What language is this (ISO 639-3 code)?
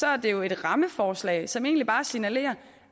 dan